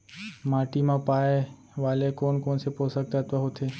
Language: Chhattisgarhi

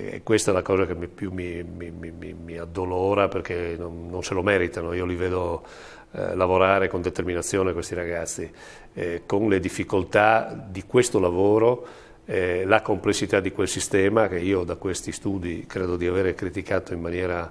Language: Italian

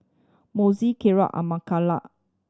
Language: English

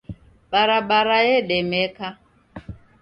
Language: Taita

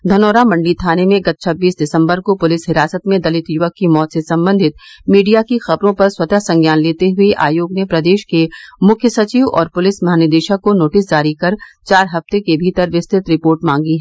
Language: Hindi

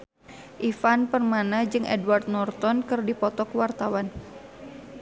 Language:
Sundanese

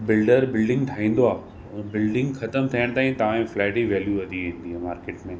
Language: Sindhi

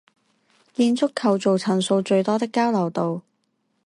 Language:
Chinese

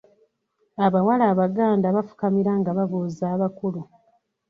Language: Ganda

